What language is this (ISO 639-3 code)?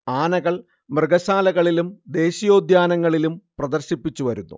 mal